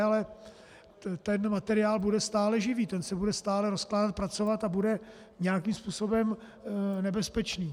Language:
Czech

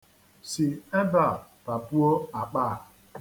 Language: Igbo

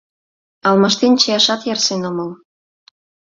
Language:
Mari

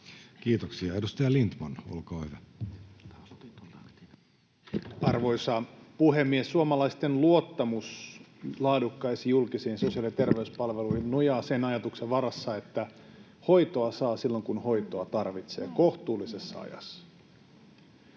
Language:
Finnish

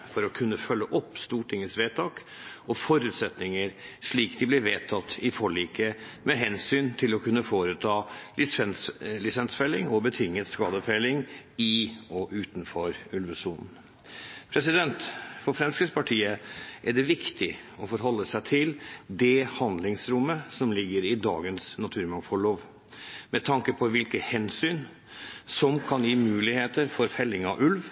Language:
Norwegian Bokmål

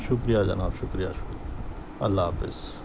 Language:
Urdu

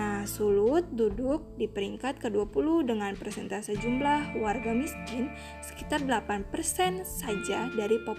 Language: Indonesian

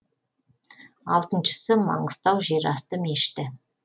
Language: Kazakh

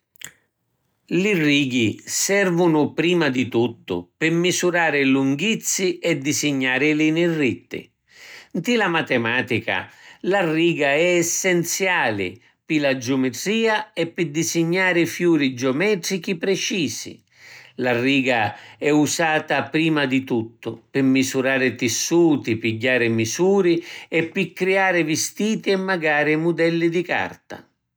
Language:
Sicilian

